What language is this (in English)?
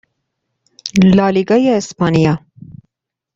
Persian